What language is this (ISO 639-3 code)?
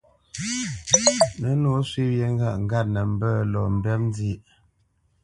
bce